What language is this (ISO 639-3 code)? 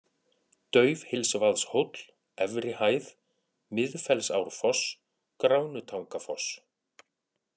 isl